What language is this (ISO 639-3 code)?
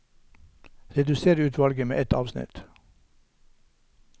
nor